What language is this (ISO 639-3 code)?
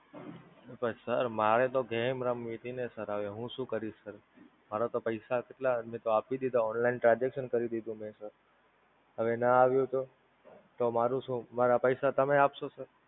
guj